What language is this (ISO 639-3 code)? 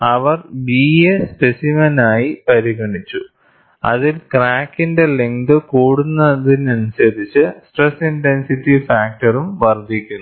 mal